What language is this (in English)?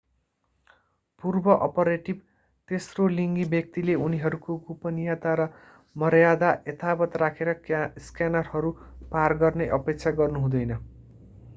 Nepali